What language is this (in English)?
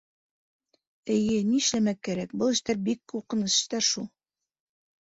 Bashkir